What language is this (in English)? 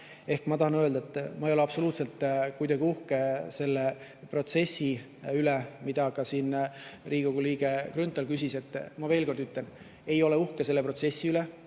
Estonian